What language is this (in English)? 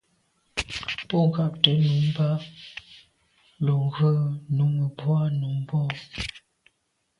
Medumba